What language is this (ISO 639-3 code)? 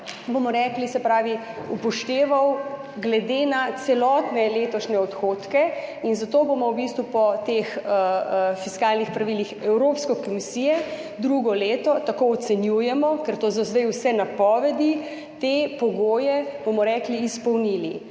slv